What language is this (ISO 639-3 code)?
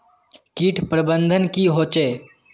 mag